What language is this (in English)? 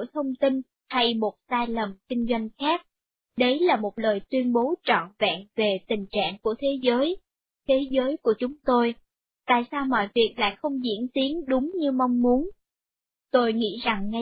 Vietnamese